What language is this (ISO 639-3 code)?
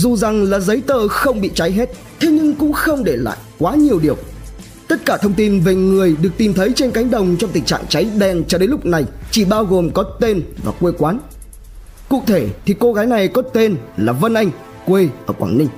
vie